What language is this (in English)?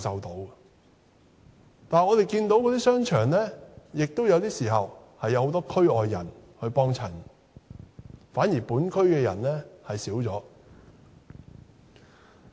Cantonese